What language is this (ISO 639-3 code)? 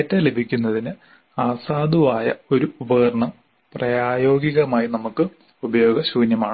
mal